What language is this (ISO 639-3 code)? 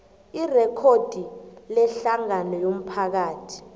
nbl